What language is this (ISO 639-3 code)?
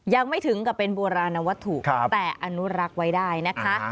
tha